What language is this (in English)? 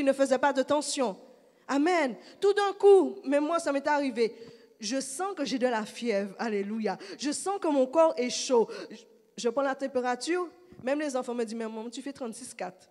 French